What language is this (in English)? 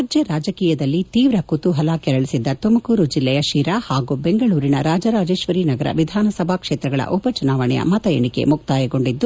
Kannada